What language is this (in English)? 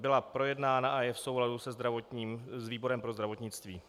Czech